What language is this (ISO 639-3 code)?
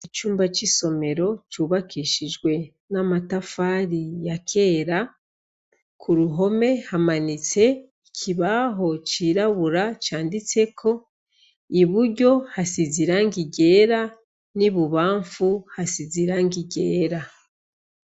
run